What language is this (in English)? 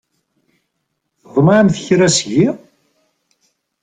Kabyle